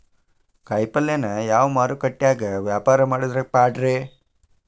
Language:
Kannada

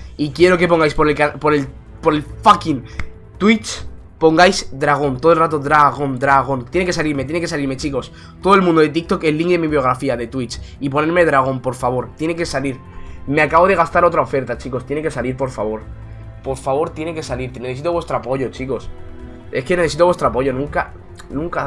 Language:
Spanish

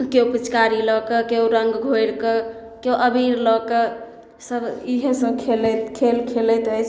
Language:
Maithili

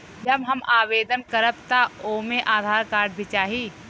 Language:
Bhojpuri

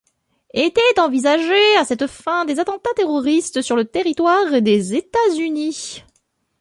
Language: French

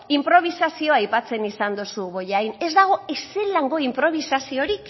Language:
Basque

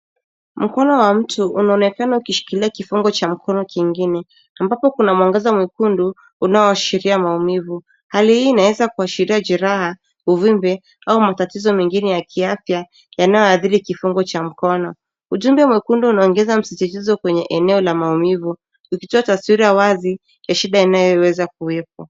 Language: Swahili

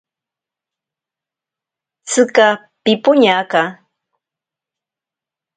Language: Ashéninka Perené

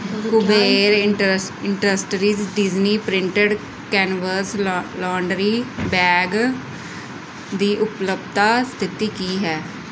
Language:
Punjabi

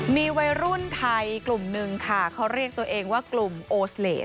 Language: Thai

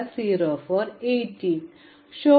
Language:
Malayalam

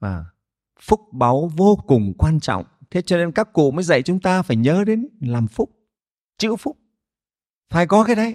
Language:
Vietnamese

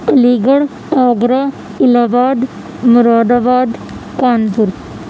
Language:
Urdu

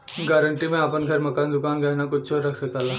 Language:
Bhojpuri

